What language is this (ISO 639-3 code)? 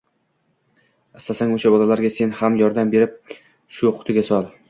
uzb